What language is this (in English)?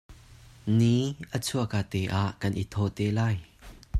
Hakha Chin